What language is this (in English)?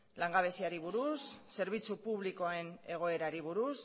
Basque